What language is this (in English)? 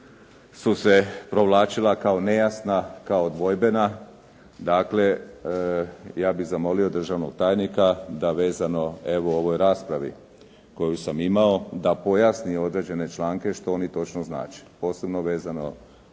Croatian